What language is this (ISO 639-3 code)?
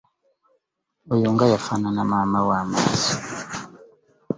lug